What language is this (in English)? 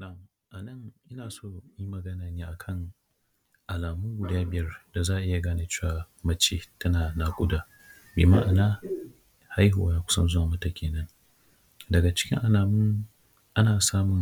Hausa